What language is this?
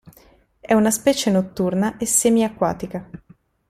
Italian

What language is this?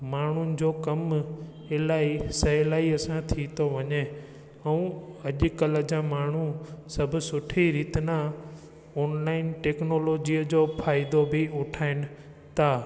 Sindhi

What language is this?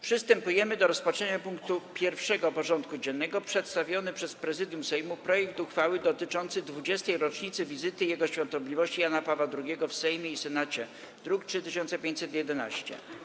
Polish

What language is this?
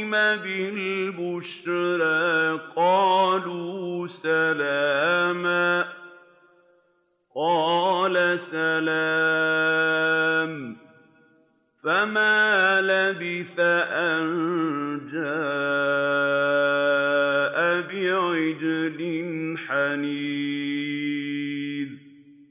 Arabic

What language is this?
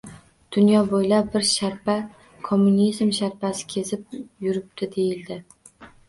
Uzbek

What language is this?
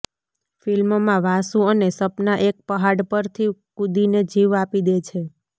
Gujarati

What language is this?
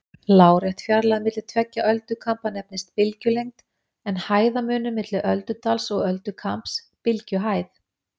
Icelandic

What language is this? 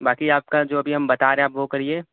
Urdu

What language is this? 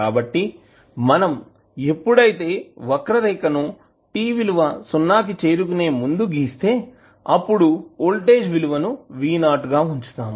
Telugu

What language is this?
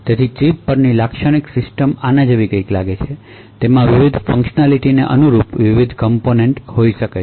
Gujarati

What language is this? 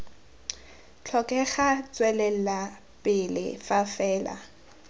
Tswana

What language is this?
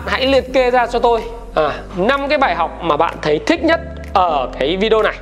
Vietnamese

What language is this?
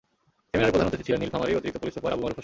Bangla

